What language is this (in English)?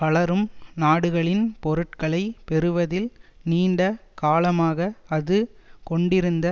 Tamil